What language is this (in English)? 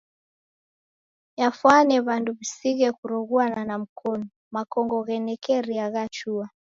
Taita